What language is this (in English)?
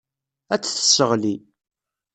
Kabyle